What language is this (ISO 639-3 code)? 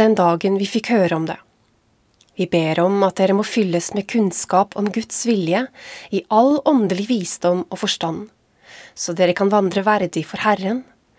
dan